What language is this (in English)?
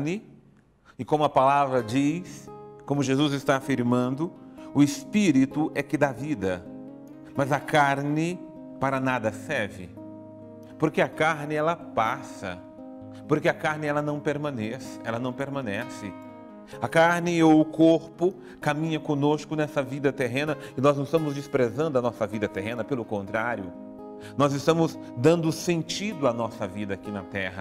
Portuguese